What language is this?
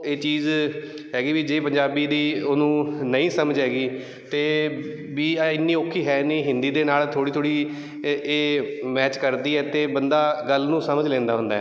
Punjabi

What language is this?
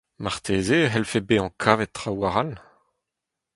Breton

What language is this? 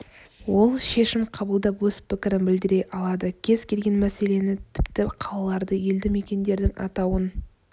Kazakh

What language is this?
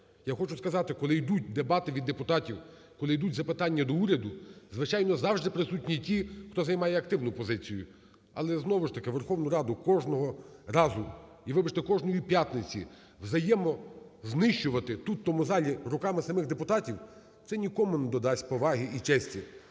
Ukrainian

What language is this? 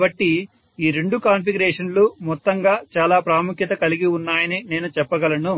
Telugu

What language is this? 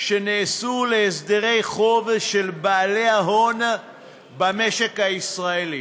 Hebrew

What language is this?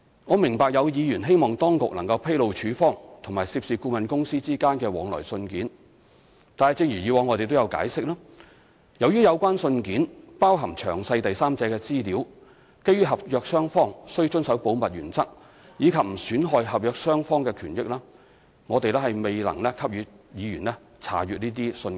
Cantonese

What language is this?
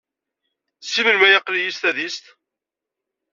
Kabyle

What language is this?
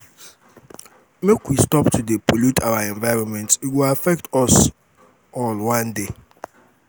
Nigerian Pidgin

